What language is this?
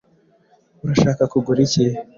Kinyarwanda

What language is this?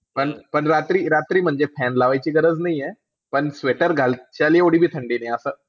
Marathi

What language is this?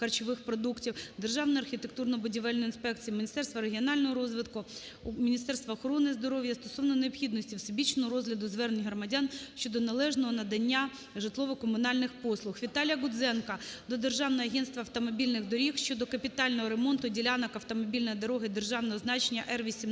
Ukrainian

